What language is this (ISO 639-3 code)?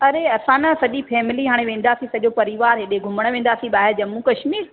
snd